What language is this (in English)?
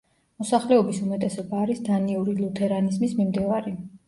Georgian